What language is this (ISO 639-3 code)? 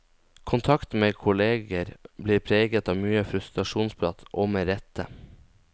nor